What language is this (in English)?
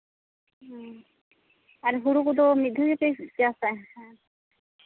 Santali